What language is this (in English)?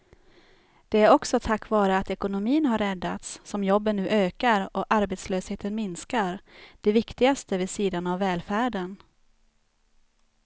Swedish